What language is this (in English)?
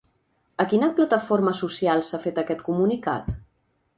Catalan